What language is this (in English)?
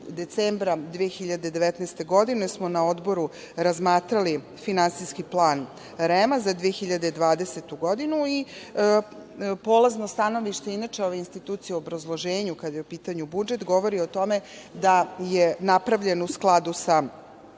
Serbian